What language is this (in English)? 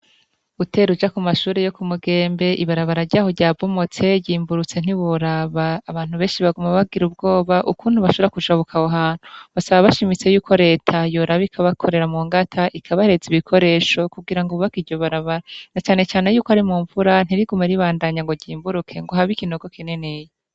Rundi